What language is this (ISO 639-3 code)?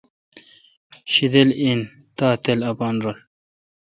xka